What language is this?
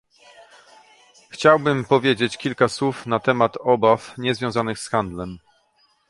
Polish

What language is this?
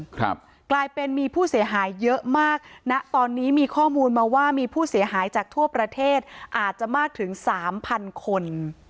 Thai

